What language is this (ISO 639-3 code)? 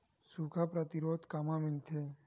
hne